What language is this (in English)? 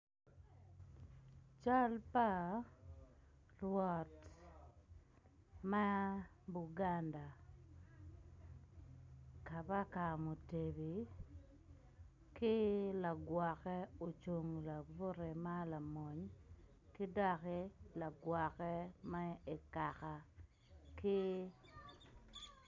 Acoli